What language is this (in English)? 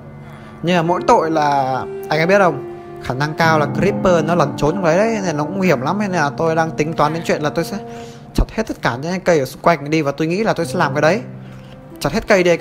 Vietnamese